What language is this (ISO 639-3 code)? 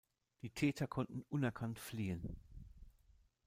deu